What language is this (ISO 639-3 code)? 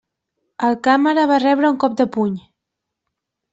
cat